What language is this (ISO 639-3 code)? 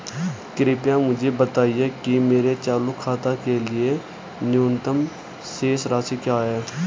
hin